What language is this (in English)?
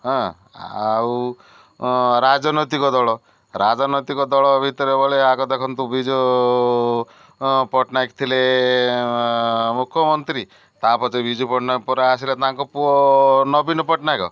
Odia